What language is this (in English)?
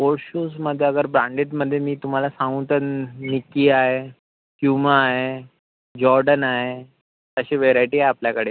Marathi